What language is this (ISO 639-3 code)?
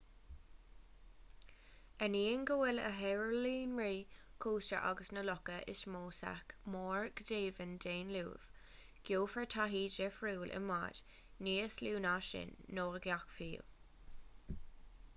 gle